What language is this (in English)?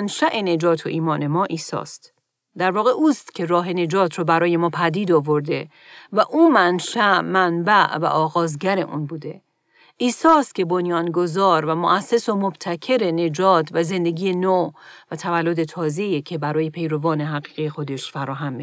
Persian